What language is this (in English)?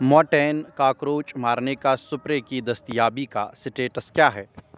Urdu